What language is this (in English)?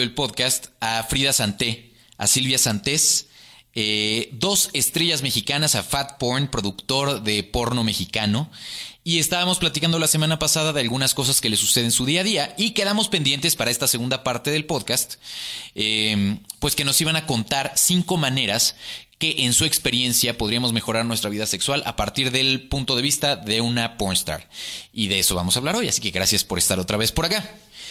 Spanish